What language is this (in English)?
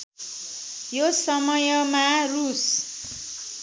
Nepali